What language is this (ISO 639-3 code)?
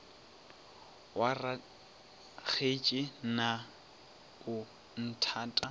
nso